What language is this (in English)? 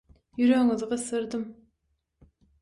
Turkmen